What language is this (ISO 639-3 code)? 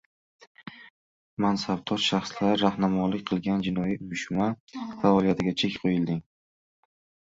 uzb